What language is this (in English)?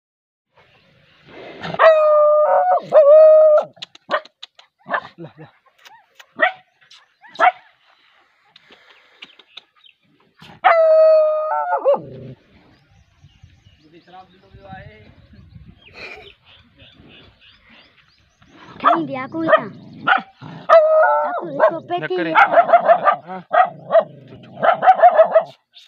Gujarati